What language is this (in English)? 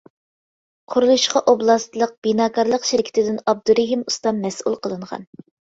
Uyghur